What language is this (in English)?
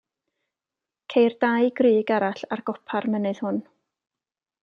Welsh